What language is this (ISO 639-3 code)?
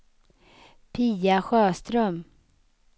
swe